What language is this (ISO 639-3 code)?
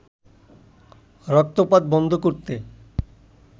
ben